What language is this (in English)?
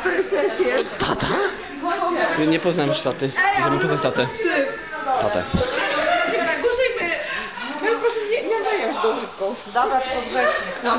Polish